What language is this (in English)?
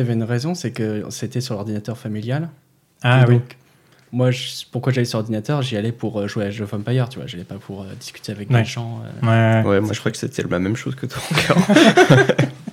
French